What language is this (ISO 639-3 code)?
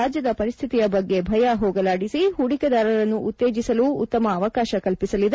kan